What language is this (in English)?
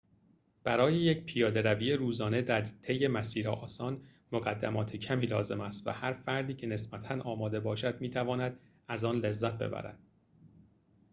Persian